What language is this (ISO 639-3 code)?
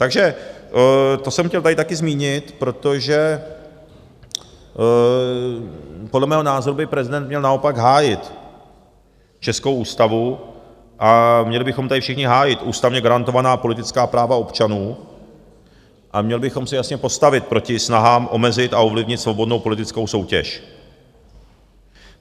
ces